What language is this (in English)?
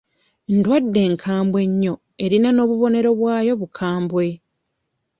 Ganda